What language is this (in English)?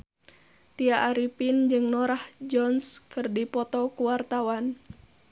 Sundanese